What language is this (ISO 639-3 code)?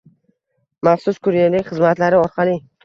uzb